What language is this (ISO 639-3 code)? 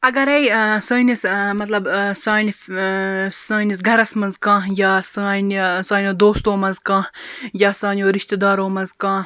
kas